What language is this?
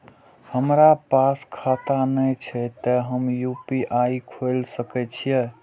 Maithili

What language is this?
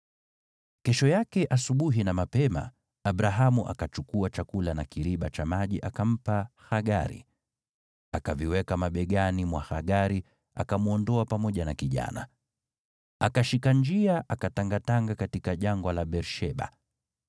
Swahili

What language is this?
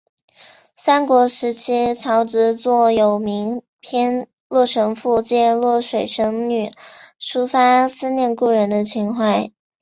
Chinese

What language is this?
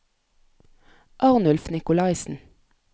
Norwegian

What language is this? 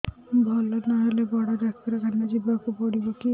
Odia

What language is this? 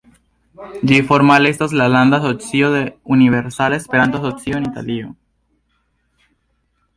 Esperanto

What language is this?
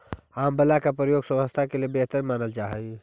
Magahi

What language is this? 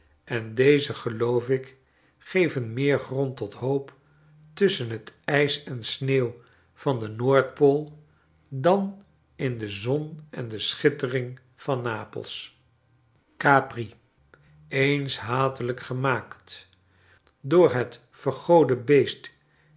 Dutch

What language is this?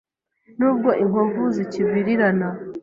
Kinyarwanda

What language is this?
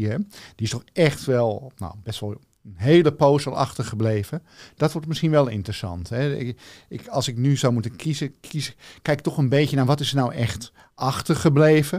Dutch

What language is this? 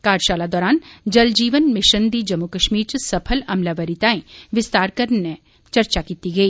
Dogri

